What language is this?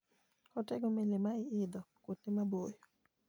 Luo (Kenya and Tanzania)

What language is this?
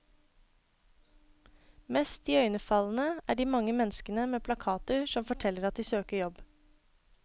Norwegian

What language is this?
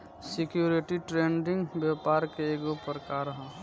Bhojpuri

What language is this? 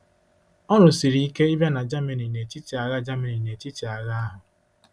Igbo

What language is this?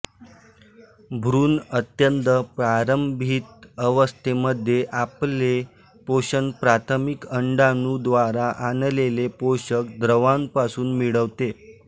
Marathi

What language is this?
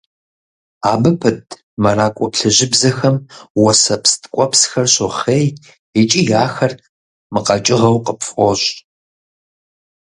Kabardian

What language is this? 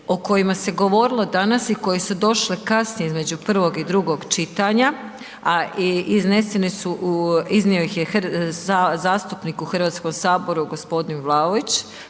Croatian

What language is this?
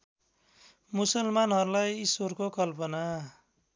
Nepali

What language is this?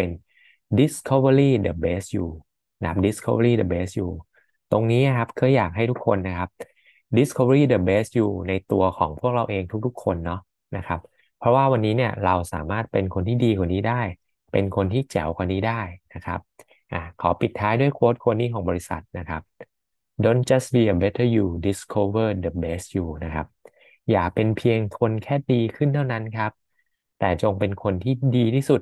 Thai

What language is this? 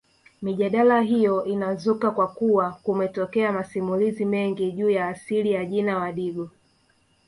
Swahili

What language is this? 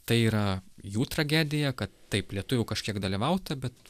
Lithuanian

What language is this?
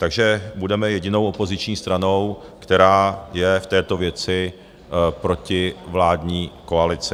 Czech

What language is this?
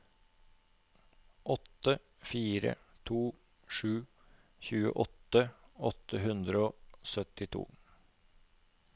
Norwegian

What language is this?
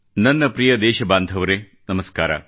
Kannada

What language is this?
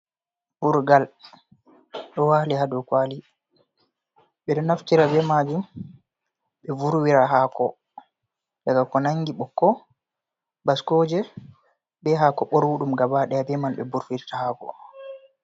Fula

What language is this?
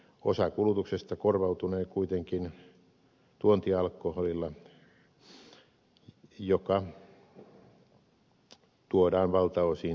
Finnish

